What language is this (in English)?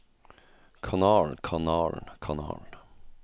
Norwegian